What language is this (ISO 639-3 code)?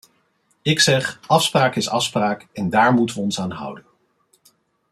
nld